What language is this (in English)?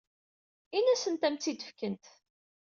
Kabyle